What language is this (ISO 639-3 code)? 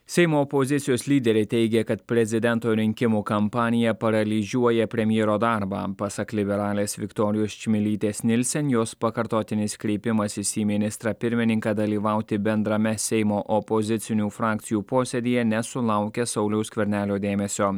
lit